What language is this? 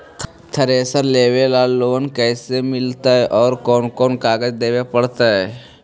Magahi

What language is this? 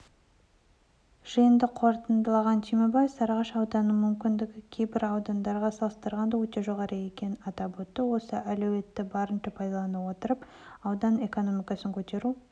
Kazakh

